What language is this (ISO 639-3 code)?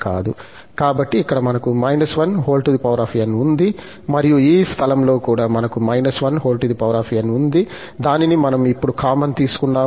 tel